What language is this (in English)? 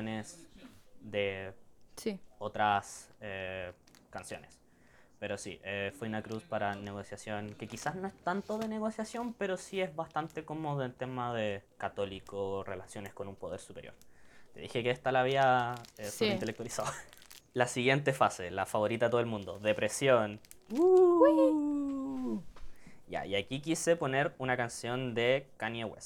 Spanish